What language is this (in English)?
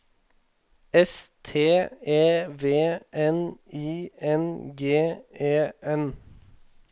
Norwegian